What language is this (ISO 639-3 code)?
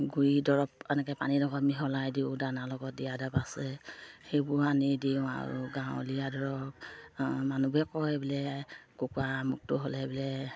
asm